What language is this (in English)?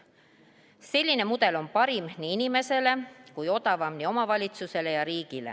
Estonian